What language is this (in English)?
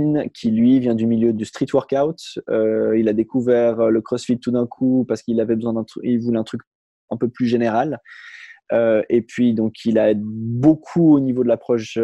French